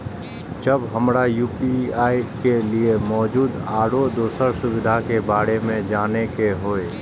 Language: Maithili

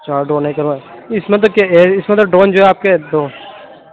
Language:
Urdu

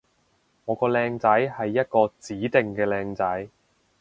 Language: Cantonese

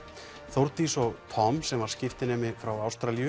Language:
Icelandic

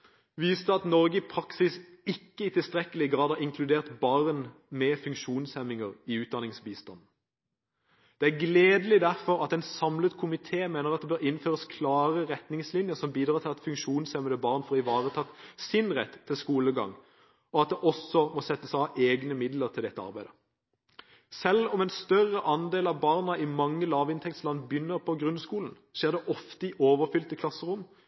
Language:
Norwegian Bokmål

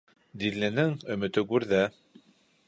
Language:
Bashkir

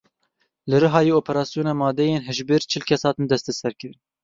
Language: Kurdish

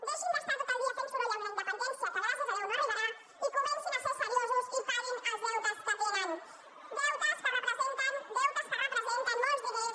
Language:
Catalan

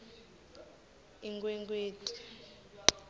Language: Swati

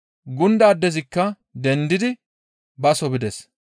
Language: Gamo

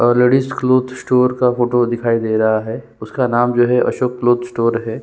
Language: Hindi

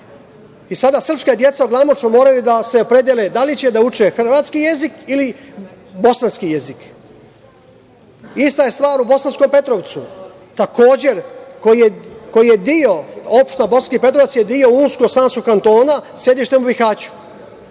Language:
Serbian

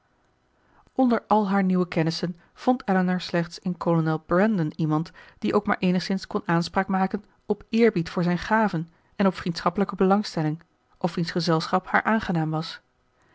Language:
Dutch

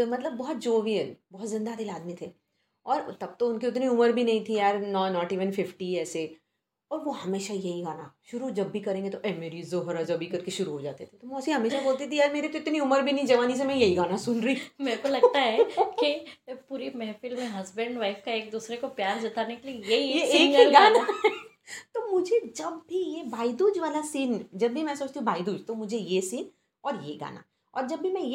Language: Hindi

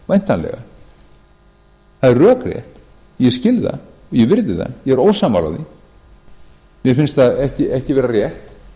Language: Icelandic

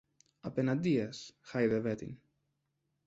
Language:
Greek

